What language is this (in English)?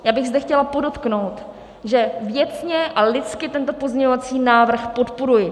Czech